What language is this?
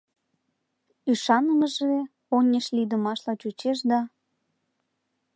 Mari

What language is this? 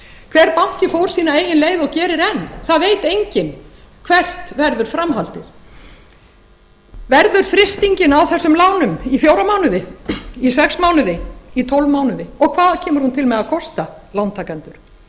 Icelandic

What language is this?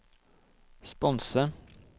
Norwegian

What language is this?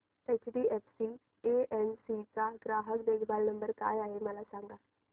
Marathi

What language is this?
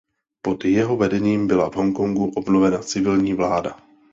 Czech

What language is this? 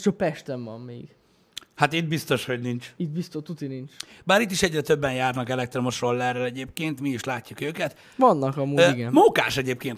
Hungarian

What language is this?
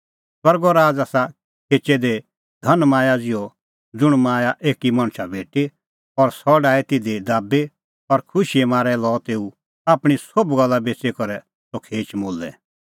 Kullu Pahari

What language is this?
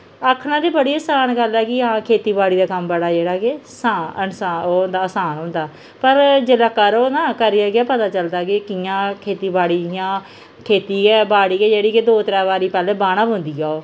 Dogri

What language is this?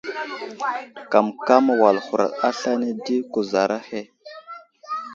Wuzlam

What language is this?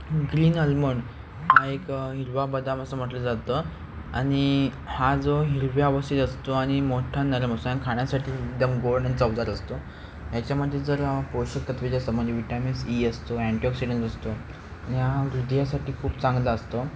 Marathi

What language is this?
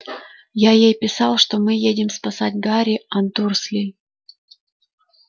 Russian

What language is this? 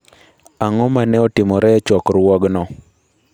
Luo (Kenya and Tanzania)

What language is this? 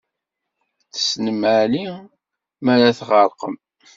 Kabyle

